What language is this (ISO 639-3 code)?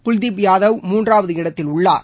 tam